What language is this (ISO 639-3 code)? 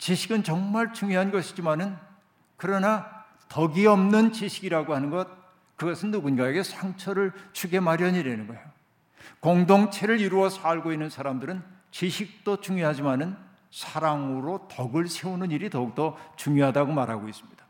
kor